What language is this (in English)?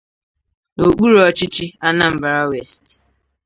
Igbo